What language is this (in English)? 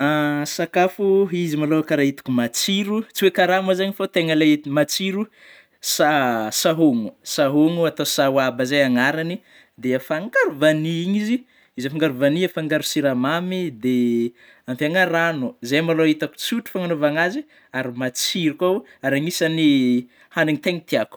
Northern Betsimisaraka Malagasy